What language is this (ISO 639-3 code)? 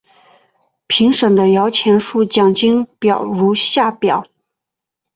zho